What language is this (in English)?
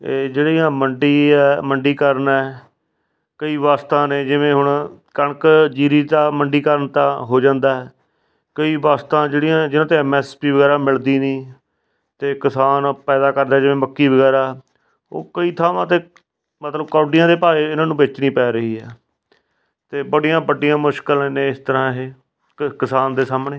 Punjabi